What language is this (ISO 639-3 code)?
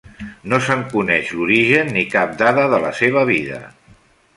cat